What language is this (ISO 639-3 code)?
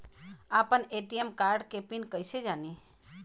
bho